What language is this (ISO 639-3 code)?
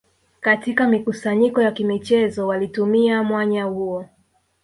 swa